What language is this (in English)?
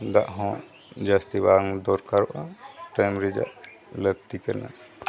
Santali